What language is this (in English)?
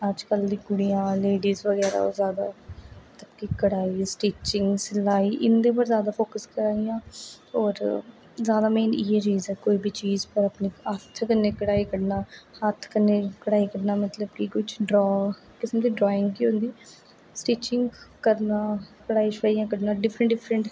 Dogri